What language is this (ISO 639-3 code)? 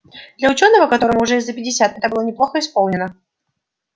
rus